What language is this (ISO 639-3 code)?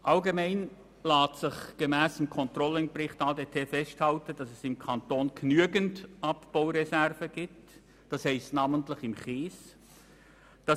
gsw